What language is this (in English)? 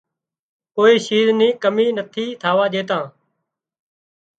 Wadiyara Koli